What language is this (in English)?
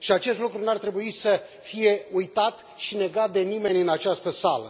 Romanian